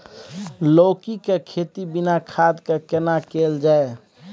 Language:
Maithili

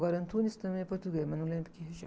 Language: Portuguese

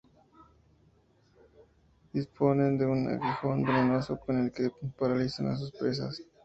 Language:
Spanish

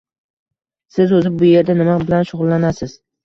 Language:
Uzbek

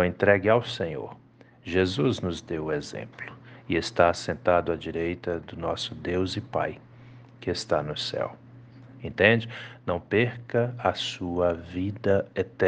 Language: Portuguese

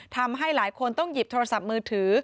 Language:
Thai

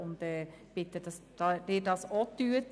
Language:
Swiss German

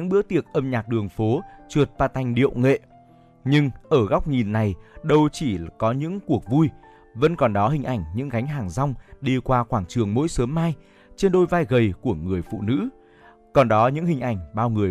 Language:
Vietnamese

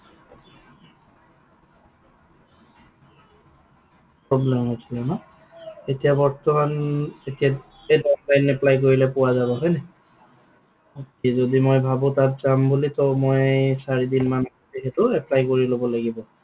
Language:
Assamese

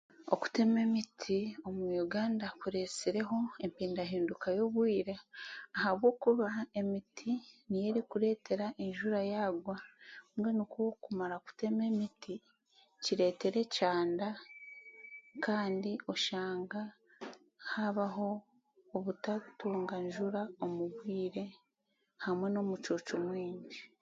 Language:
Chiga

